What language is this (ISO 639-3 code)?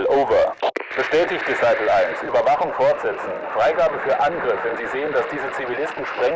deu